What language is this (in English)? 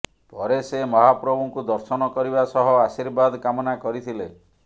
Odia